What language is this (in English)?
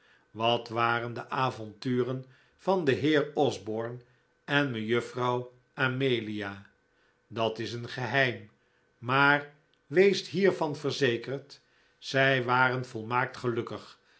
Dutch